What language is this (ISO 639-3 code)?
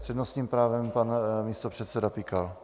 ces